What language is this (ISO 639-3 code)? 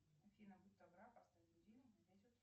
rus